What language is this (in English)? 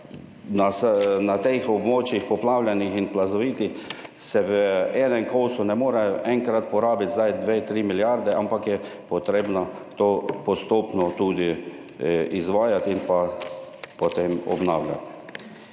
Slovenian